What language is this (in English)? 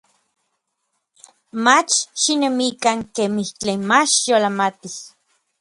Orizaba Nahuatl